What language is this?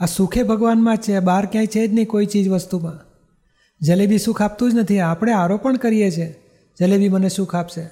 Gujarati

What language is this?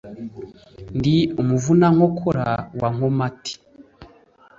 Kinyarwanda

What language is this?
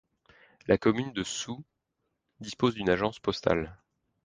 French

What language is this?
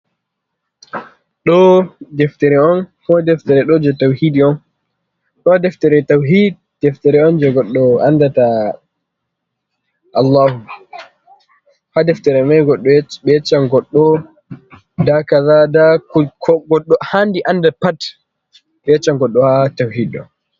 Fula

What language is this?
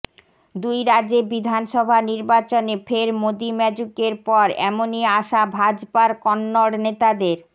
Bangla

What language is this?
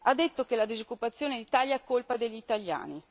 Italian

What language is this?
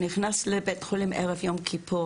Hebrew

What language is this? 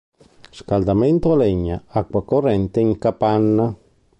Italian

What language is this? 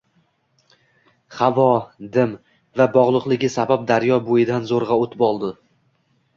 Uzbek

